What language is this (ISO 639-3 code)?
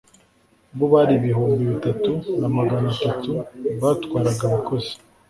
kin